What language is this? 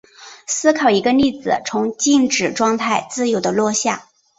Chinese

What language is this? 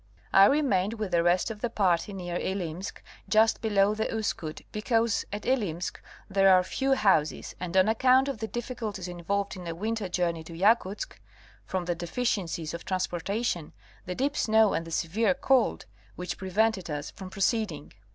English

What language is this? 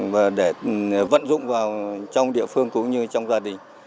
Vietnamese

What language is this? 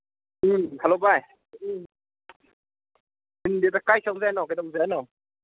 Manipuri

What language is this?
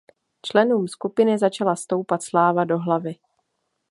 Czech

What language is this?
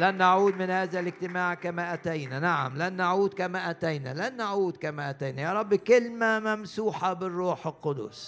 Arabic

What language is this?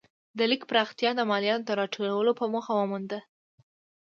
Pashto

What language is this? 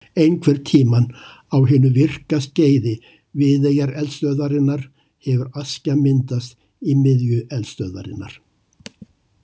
Icelandic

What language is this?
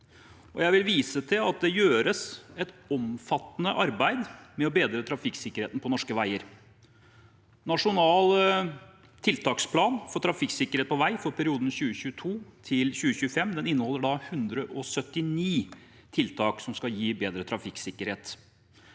Norwegian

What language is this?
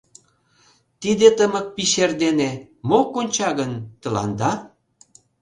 Mari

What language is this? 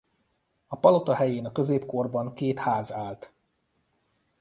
Hungarian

